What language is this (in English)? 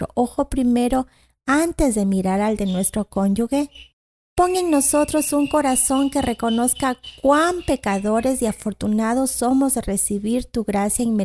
Spanish